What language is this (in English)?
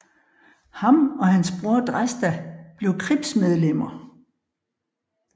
Danish